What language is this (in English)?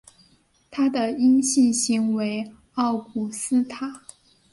Chinese